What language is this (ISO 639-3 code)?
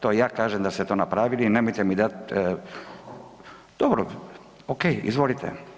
hrv